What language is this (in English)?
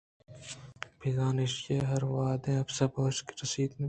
Eastern Balochi